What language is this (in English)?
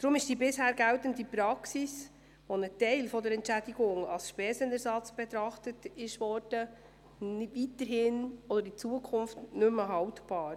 Swiss German